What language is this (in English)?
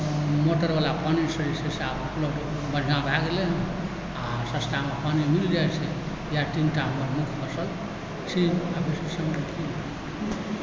Maithili